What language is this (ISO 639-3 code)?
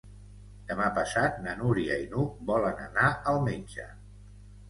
cat